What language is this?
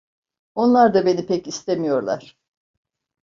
Turkish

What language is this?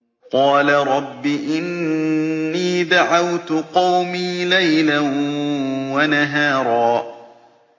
Arabic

